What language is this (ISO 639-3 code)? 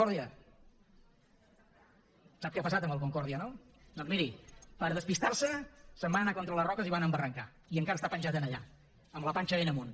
cat